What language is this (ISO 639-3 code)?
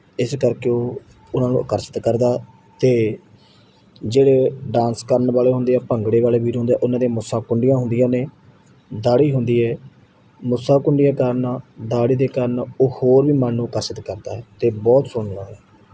pan